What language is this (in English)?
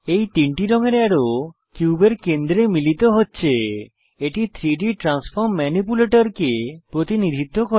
Bangla